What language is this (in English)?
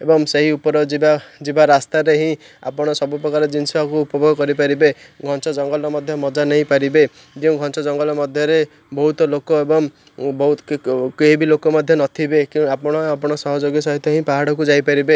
Odia